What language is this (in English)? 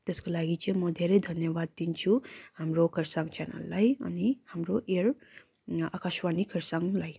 Nepali